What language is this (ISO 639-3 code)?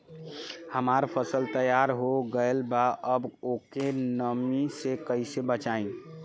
bho